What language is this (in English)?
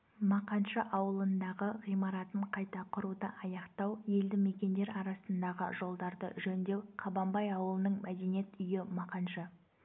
Kazakh